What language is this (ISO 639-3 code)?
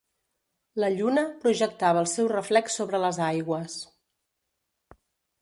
cat